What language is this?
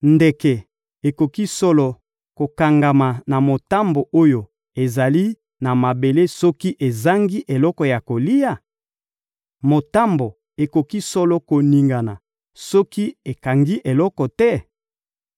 Lingala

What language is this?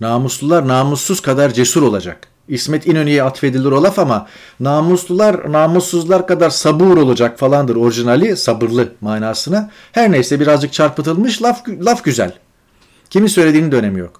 Turkish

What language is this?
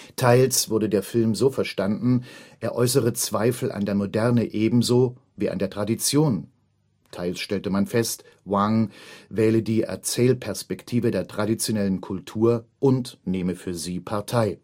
German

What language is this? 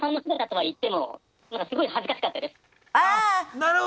Japanese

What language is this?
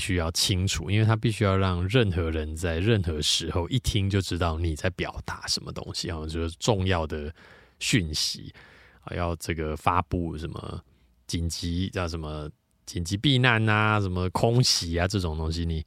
Chinese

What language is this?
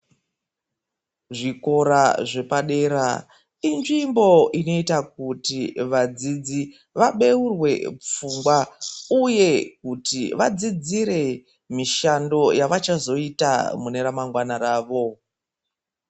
Ndau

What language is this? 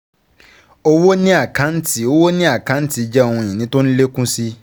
Yoruba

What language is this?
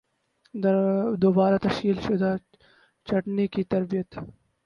Urdu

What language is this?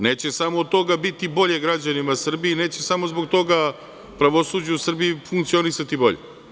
Serbian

